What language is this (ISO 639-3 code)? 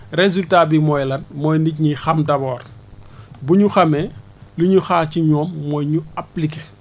wol